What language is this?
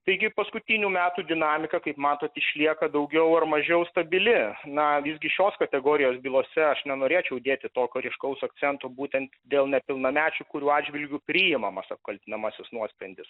Lithuanian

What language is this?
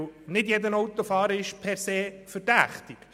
Swiss German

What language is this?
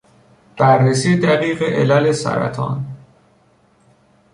Persian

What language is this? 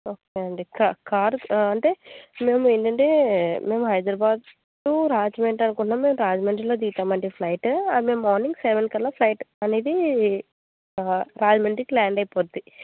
Telugu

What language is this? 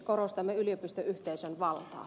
Finnish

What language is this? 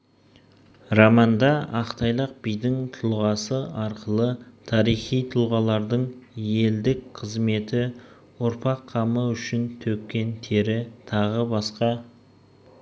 Kazakh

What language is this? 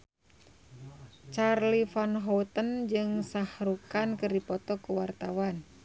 Sundanese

